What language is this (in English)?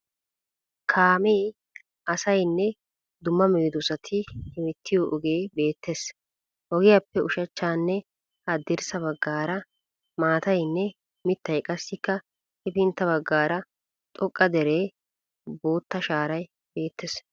Wolaytta